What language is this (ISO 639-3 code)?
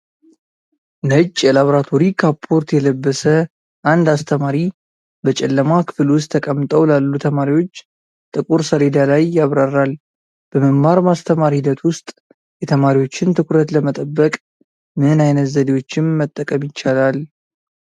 amh